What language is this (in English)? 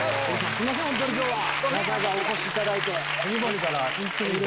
Japanese